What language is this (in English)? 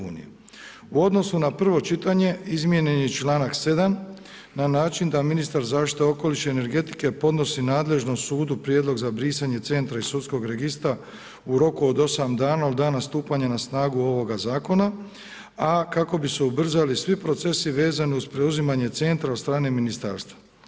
Croatian